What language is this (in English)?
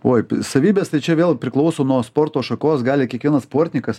Lithuanian